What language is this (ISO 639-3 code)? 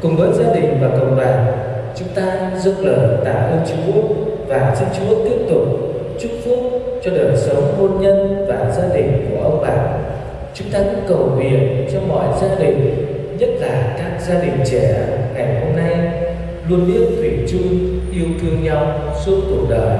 vie